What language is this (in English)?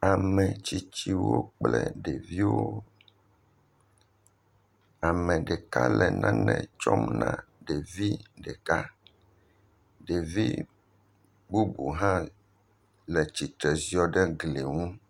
Ewe